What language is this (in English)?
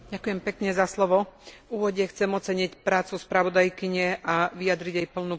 Slovak